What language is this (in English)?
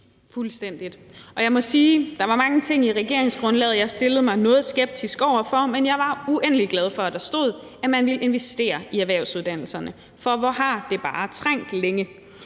Danish